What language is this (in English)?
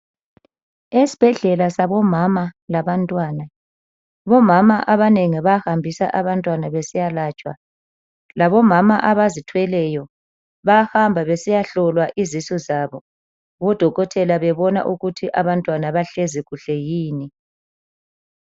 North Ndebele